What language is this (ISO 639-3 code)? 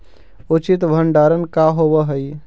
mag